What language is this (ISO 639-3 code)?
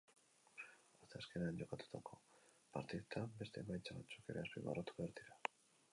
eus